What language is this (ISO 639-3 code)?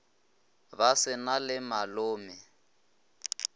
nso